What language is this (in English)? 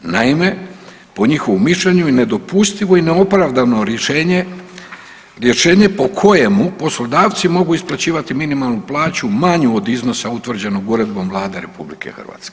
Croatian